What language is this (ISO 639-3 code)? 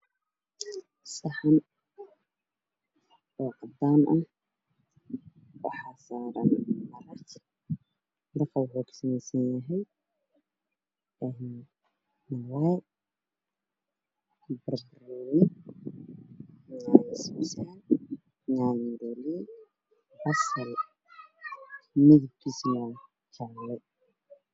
som